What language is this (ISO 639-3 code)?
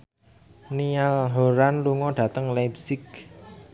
jav